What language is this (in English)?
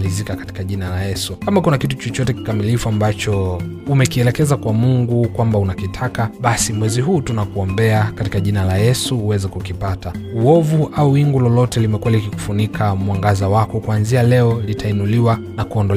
Swahili